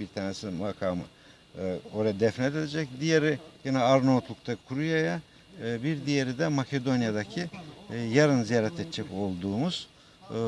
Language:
Turkish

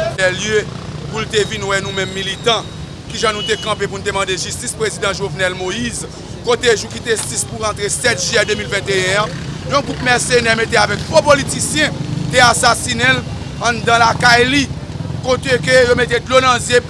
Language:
French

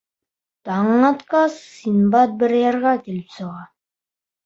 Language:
Bashkir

